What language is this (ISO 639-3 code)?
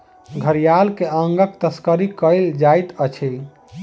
mai